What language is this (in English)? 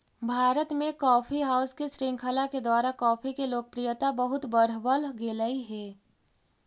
Magahi